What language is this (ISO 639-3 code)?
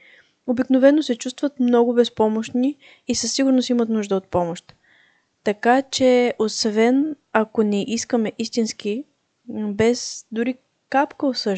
bul